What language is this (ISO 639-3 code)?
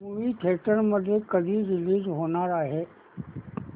mar